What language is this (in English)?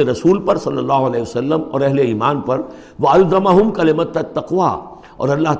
Urdu